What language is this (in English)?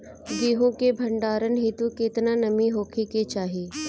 Bhojpuri